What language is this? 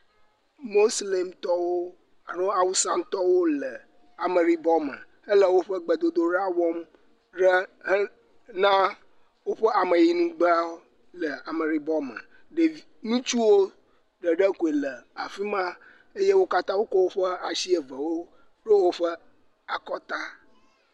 Ewe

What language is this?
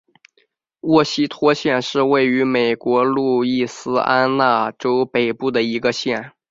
Chinese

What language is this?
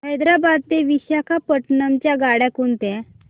Marathi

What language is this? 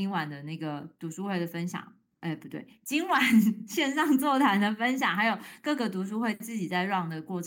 Chinese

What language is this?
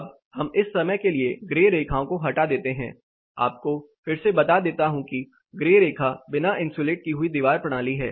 Hindi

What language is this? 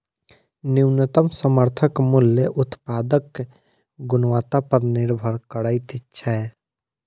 Maithili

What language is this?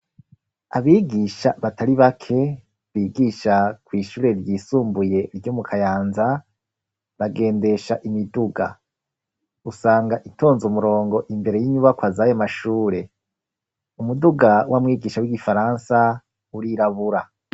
Rundi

